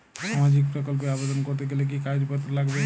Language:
Bangla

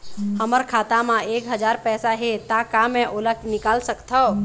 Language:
Chhattisgarhi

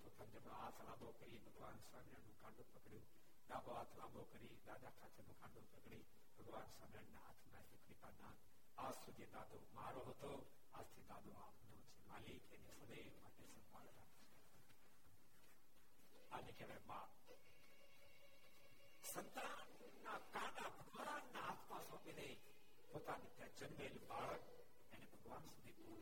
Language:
Gujarati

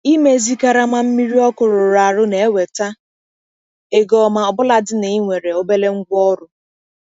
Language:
Igbo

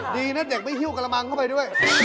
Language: Thai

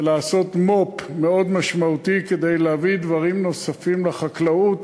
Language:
Hebrew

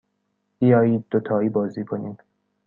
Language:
Persian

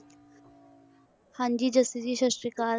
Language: Punjabi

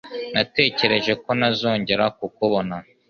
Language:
Kinyarwanda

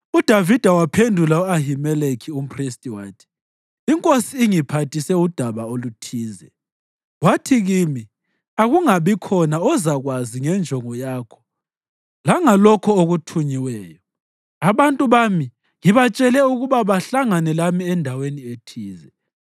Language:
North Ndebele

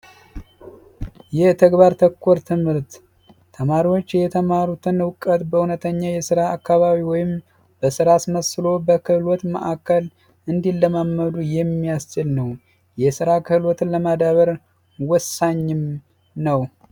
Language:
Amharic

